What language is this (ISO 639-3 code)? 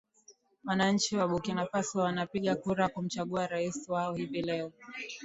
swa